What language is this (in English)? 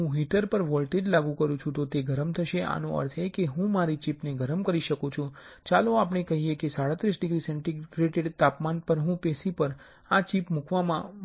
Gujarati